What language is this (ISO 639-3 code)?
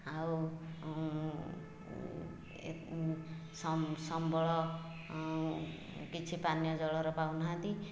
ori